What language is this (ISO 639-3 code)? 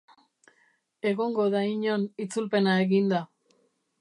eus